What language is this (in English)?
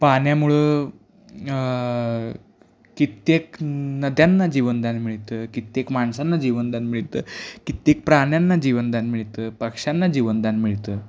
Marathi